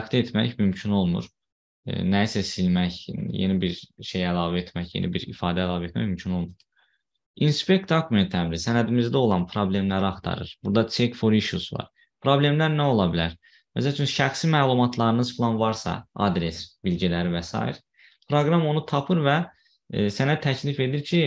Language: Turkish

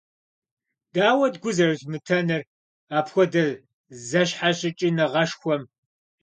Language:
Kabardian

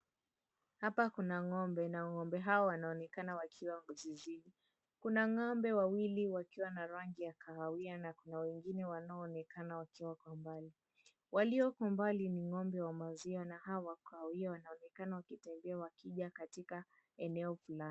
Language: Swahili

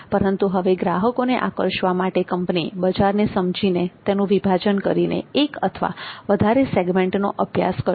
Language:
Gujarati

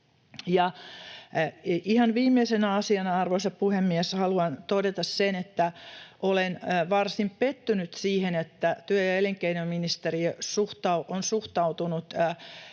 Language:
Finnish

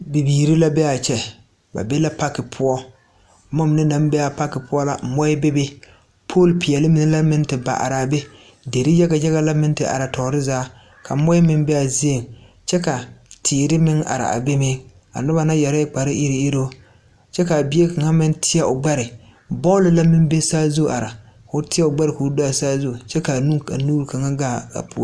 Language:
Southern Dagaare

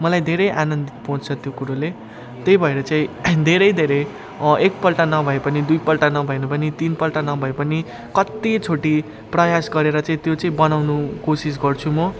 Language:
Nepali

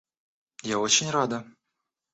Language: Russian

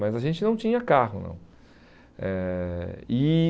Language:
Portuguese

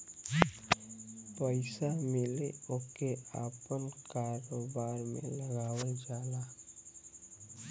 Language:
Bhojpuri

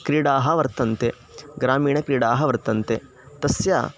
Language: Sanskrit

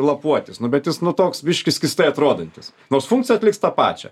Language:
Lithuanian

